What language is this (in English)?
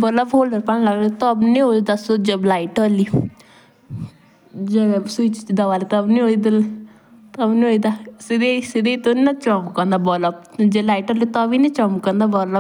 Jaunsari